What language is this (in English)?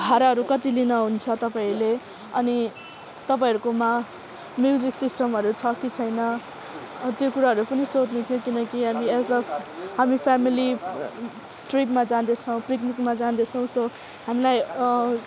Nepali